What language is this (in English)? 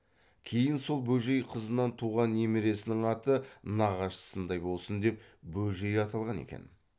Kazakh